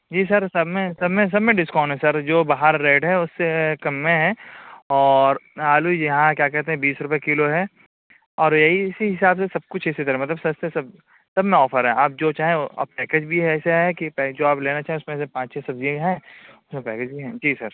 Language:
Urdu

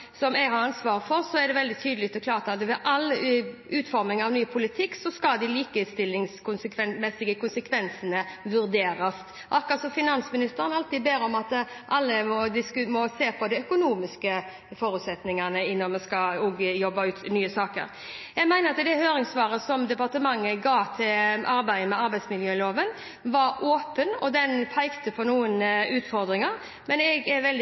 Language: Norwegian Bokmål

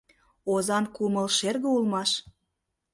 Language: Mari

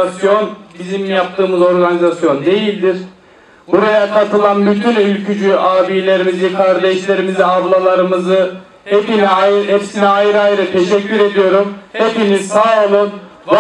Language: Turkish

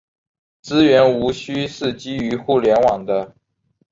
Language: Chinese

